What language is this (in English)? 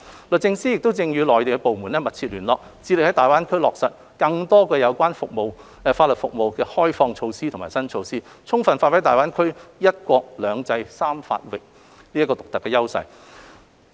Cantonese